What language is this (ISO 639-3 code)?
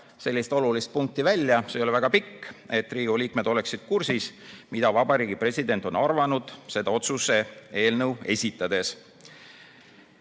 est